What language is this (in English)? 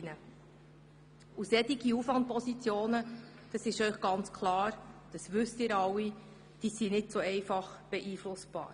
Swiss German